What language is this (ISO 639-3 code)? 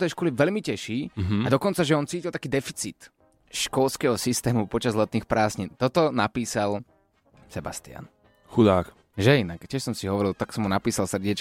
slk